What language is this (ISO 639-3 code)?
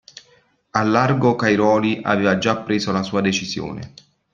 ita